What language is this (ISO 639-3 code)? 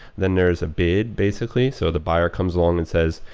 eng